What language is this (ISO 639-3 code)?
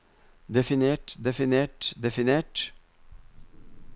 nor